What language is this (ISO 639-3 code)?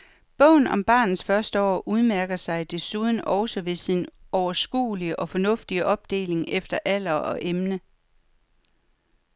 dan